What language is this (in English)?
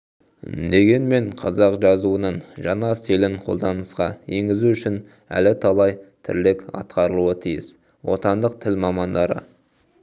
Kazakh